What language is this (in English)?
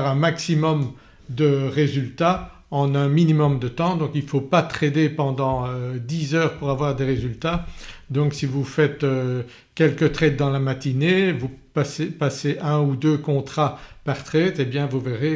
French